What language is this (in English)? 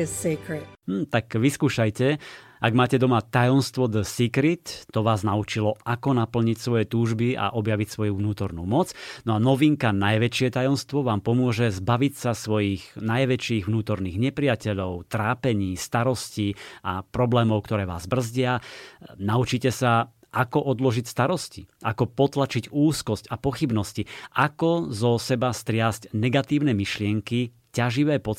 Slovak